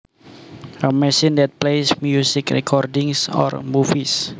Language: Javanese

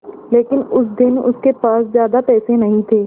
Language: Hindi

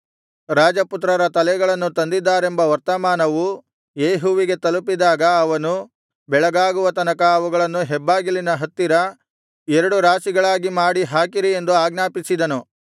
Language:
Kannada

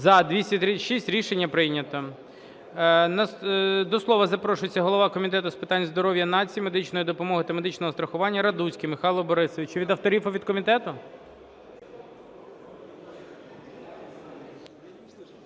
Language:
Ukrainian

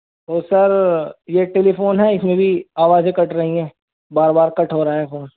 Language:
Urdu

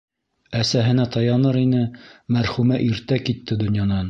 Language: Bashkir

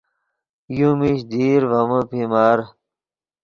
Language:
Yidgha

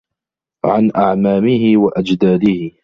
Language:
Arabic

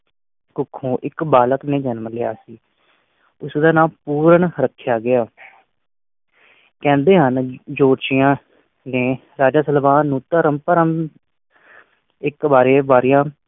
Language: Punjabi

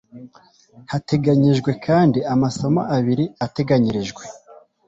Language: Kinyarwanda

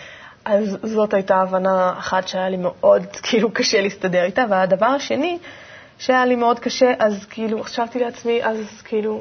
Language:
Hebrew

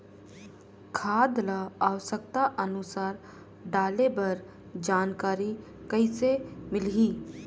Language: Chhattisgarhi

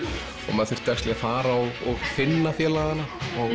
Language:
Icelandic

